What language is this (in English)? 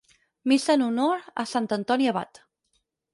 Catalan